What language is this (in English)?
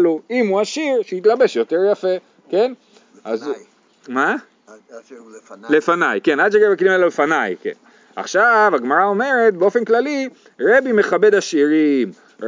Hebrew